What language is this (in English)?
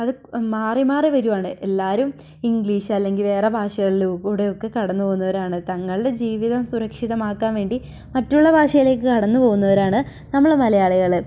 Malayalam